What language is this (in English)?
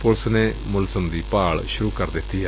Punjabi